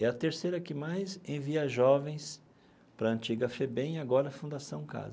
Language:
Portuguese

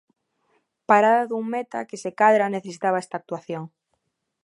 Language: Galician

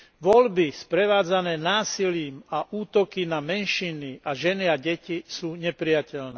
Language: Slovak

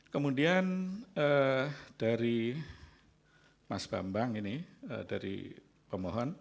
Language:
Indonesian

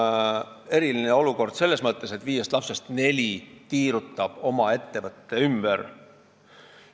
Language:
Estonian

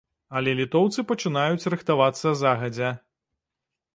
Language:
Belarusian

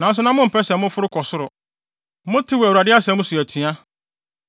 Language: Akan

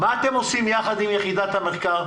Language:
Hebrew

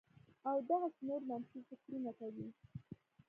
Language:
Pashto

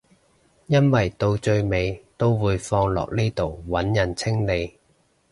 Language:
Cantonese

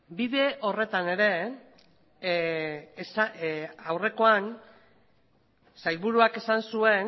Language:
Basque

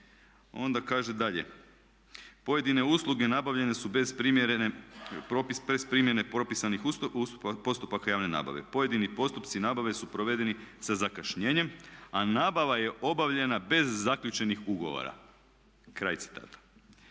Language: Croatian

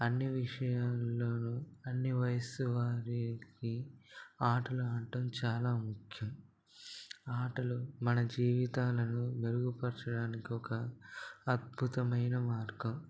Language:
Telugu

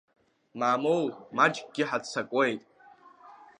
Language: Abkhazian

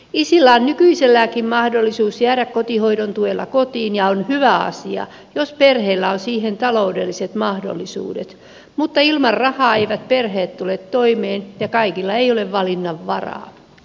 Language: Finnish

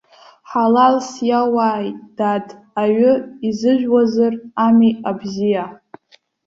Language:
Abkhazian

